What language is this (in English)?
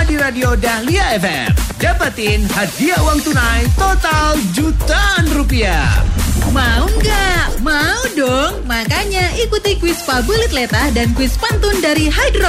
Indonesian